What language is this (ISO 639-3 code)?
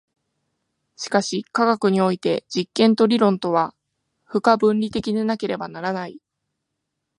jpn